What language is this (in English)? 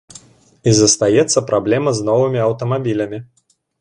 Belarusian